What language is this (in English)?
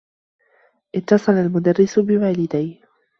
Arabic